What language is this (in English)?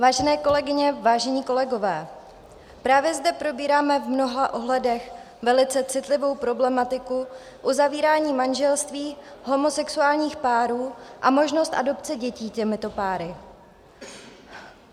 Czech